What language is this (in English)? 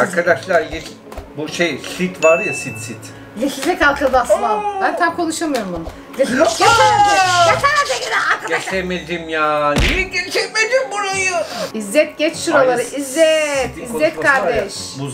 Turkish